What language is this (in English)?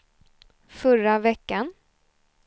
Swedish